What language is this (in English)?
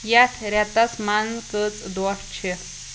Kashmiri